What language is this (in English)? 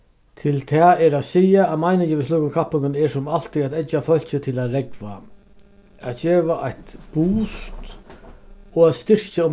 Faroese